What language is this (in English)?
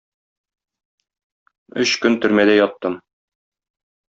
Tatar